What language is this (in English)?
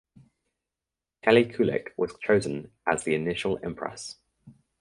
English